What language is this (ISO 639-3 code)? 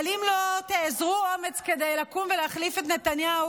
heb